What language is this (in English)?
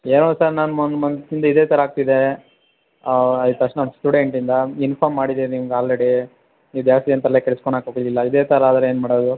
Kannada